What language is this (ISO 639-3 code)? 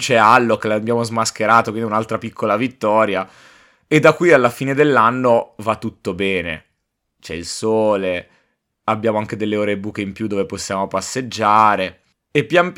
ita